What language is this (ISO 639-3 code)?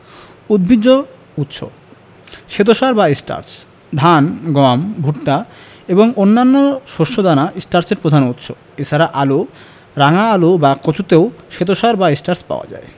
ben